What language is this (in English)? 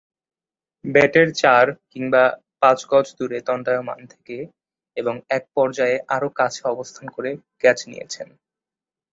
Bangla